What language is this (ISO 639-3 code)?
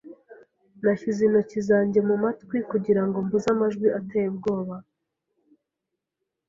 kin